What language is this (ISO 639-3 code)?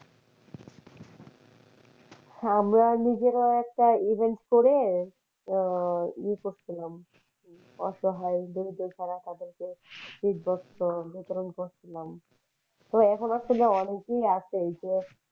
ben